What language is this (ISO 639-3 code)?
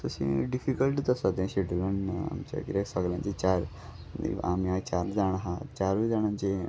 kok